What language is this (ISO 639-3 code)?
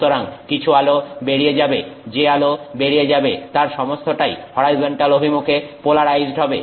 ben